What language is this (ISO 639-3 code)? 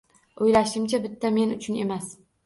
uzb